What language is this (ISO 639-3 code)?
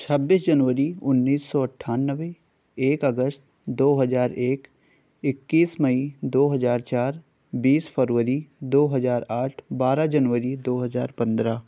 urd